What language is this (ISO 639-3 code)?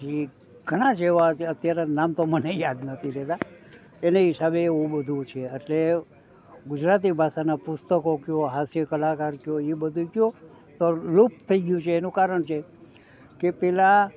guj